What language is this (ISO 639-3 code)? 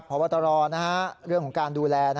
tha